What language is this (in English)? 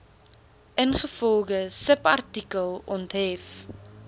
Afrikaans